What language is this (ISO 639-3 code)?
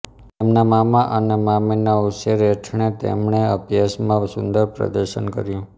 guj